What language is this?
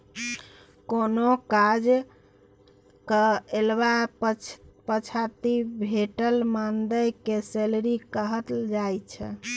Maithili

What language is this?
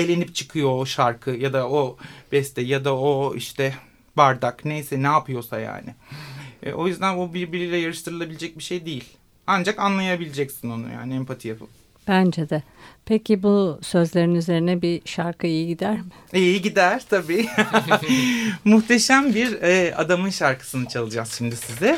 Turkish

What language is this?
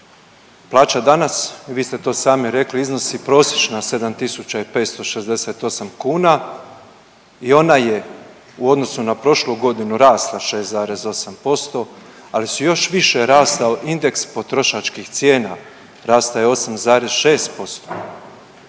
Croatian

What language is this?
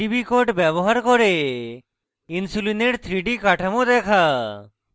Bangla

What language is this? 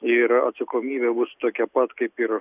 Lithuanian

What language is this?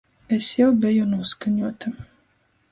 Latgalian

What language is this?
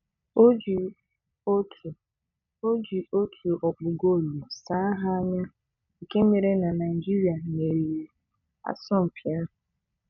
Igbo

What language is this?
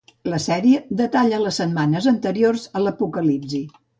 Catalan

